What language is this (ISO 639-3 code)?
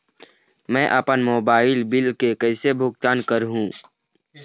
hne